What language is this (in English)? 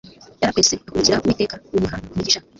Kinyarwanda